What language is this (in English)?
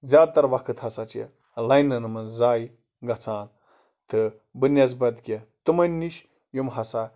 Kashmiri